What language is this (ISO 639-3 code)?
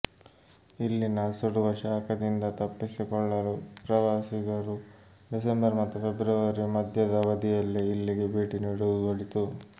kan